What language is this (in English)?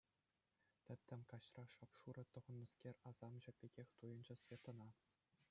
Chuvash